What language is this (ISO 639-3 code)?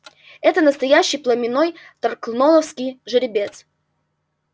rus